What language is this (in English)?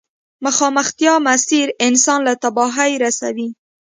Pashto